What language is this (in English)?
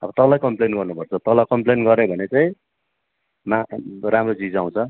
Nepali